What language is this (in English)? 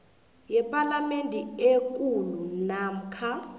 South Ndebele